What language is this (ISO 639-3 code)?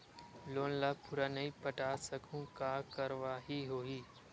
hne